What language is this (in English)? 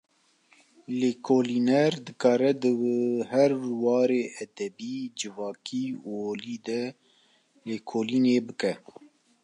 Kurdish